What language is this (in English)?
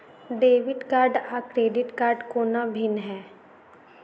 Maithili